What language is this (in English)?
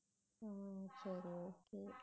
Tamil